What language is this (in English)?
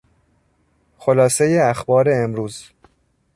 Persian